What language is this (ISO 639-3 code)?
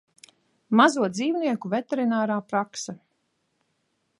lav